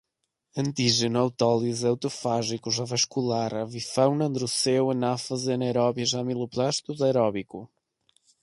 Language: Portuguese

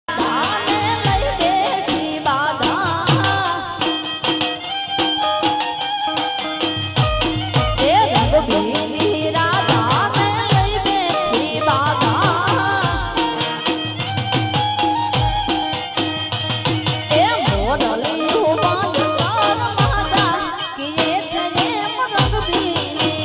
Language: Hindi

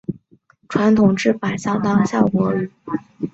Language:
Chinese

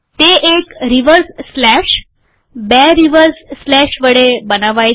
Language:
Gujarati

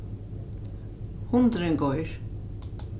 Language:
Faroese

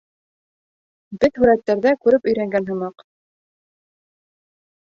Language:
Bashkir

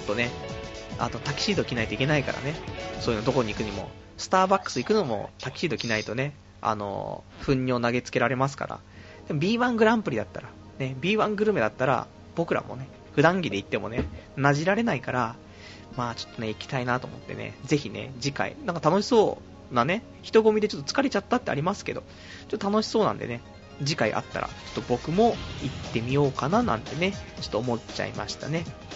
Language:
Japanese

